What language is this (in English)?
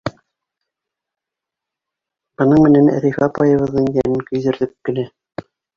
Bashkir